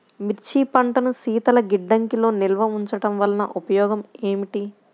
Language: Telugu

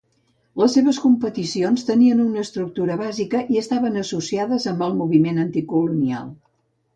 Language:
Catalan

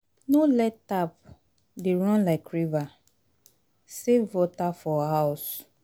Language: Nigerian Pidgin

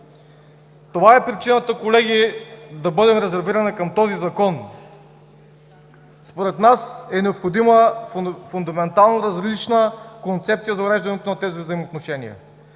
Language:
Bulgarian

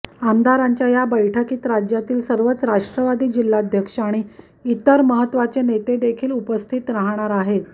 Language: Marathi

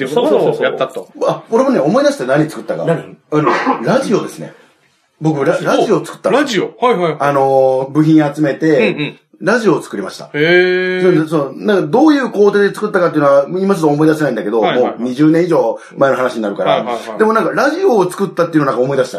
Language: Japanese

